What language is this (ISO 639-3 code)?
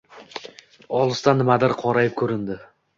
uzb